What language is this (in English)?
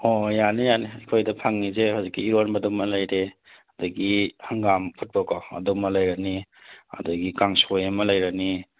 Manipuri